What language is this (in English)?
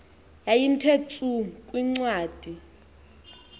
Xhosa